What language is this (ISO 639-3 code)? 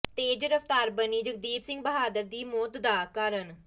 pan